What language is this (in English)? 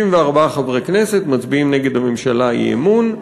Hebrew